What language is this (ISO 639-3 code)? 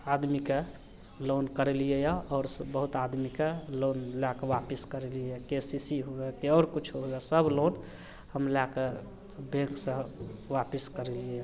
mai